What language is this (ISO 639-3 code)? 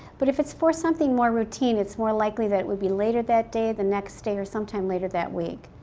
eng